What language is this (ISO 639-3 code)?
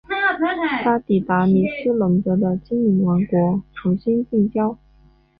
zho